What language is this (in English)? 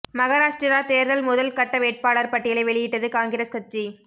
Tamil